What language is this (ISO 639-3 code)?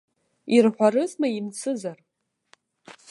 abk